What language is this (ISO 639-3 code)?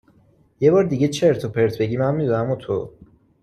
fas